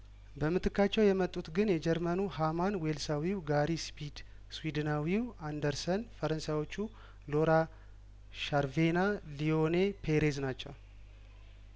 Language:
Amharic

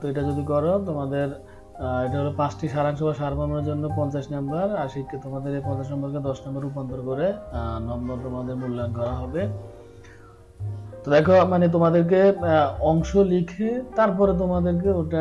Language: Turkish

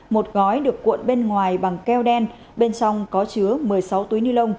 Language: Vietnamese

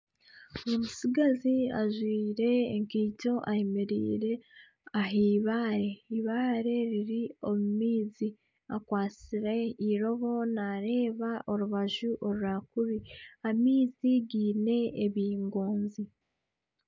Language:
Nyankole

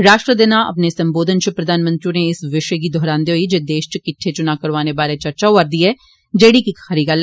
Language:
Dogri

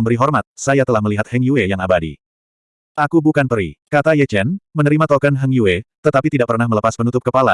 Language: Indonesian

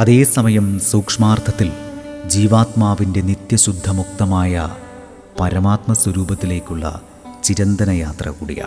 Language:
Malayalam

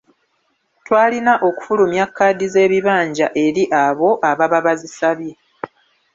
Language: Ganda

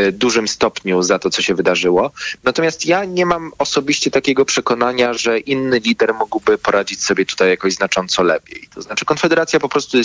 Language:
Polish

